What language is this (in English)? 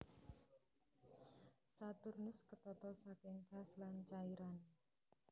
Javanese